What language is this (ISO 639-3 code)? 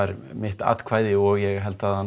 isl